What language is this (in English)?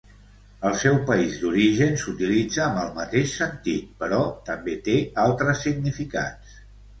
Catalan